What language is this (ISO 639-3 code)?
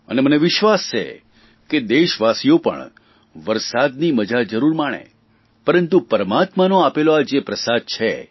guj